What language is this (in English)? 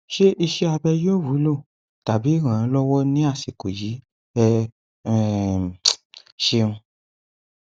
Yoruba